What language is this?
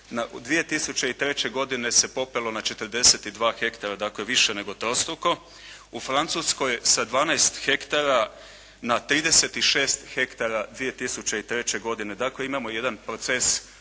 Croatian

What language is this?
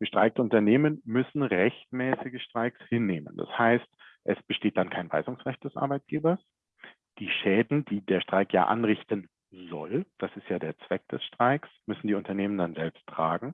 German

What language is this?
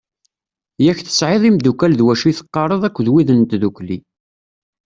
Kabyle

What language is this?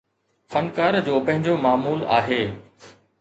Sindhi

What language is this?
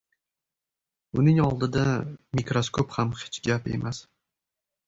Uzbek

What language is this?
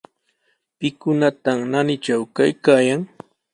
Sihuas Ancash Quechua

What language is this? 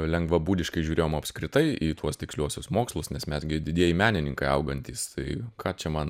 Lithuanian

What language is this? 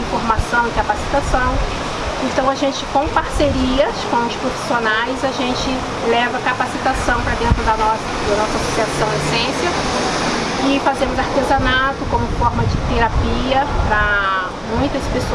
Portuguese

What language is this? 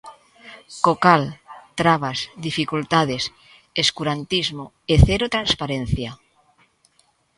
Galician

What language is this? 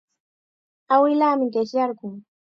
Chiquián Ancash Quechua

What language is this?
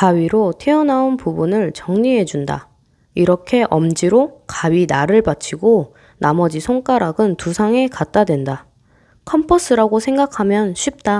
Korean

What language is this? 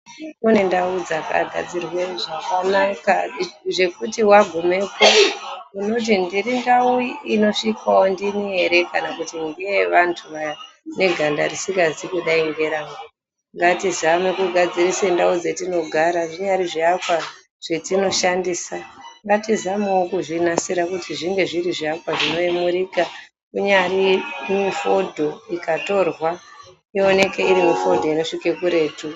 Ndau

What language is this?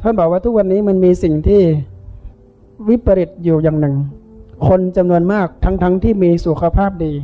Thai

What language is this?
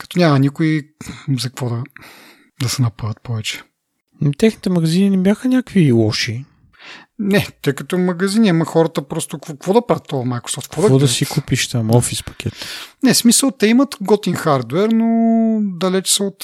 Bulgarian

